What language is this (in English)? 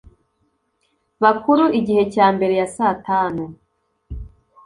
Kinyarwanda